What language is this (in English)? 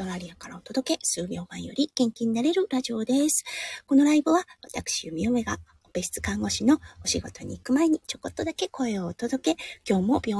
Japanese